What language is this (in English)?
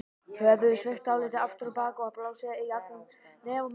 Icelandic